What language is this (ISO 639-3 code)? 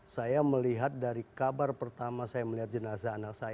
ind